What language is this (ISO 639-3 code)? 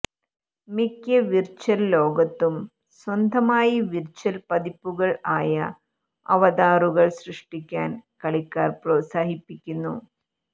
mal